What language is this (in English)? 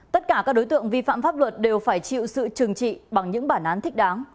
Vietnamese